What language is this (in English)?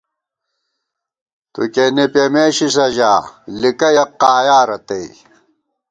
Gawar-Bati